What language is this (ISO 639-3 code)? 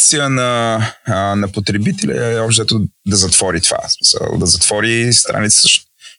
bul